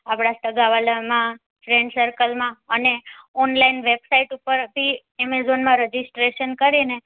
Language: Gujarati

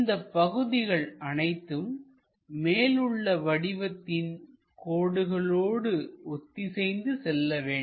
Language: Tamil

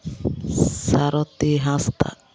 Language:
Santali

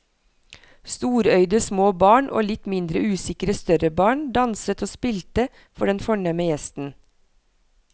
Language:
Norwegian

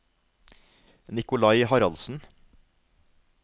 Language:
Norwegian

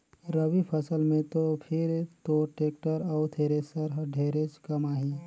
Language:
Chhattisgarhi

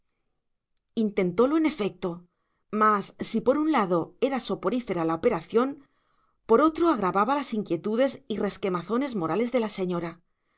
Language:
Spanish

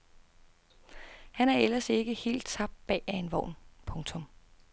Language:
Danish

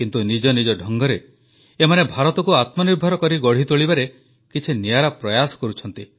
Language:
Odia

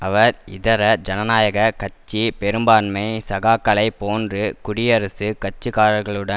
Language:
Tamil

